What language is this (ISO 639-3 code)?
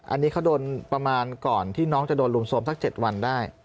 tha